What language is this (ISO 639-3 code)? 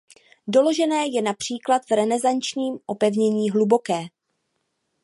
ces